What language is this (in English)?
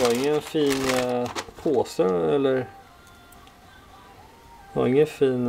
Swedish